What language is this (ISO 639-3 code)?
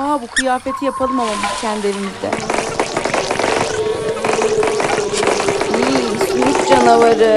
tur